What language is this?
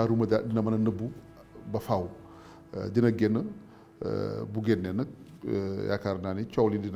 Arabic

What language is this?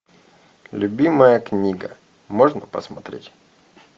Russian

